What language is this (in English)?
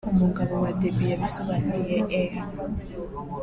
Kinyarwanda